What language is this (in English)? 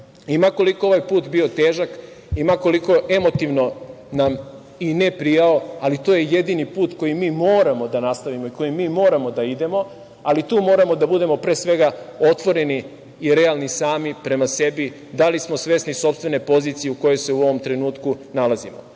Serbian